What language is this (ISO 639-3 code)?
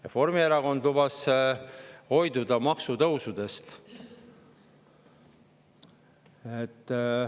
est